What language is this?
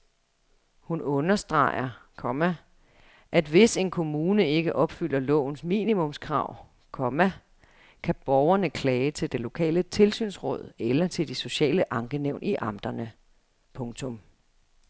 Danish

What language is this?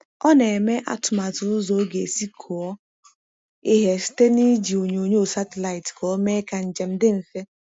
Igbo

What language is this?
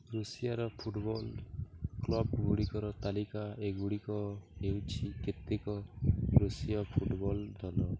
Odia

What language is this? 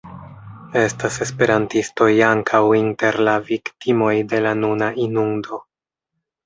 Esperanto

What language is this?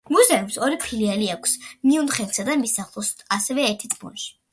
Georgian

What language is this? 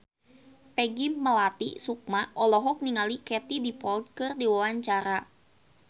Sundanese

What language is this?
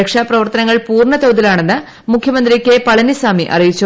Malayalam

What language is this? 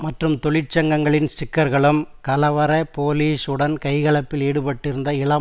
Tamil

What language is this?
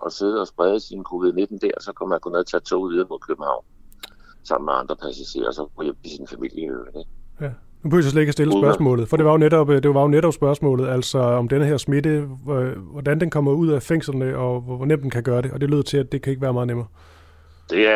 Danish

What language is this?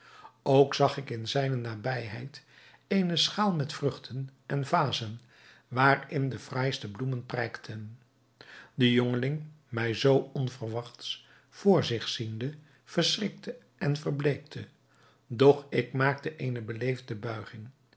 Dutch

